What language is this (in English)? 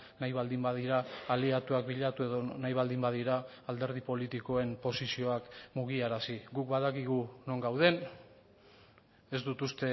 Basque